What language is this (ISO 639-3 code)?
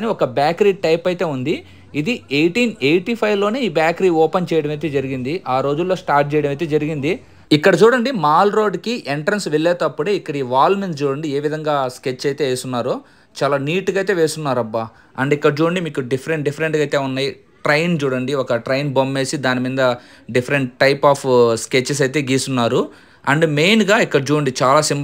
tel